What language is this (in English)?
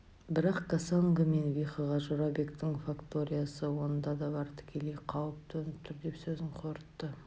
Kazakh